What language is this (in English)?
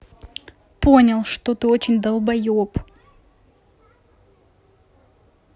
Russian